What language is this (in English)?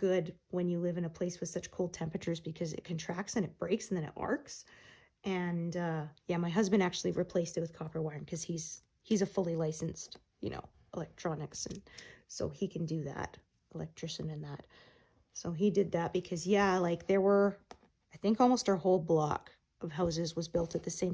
English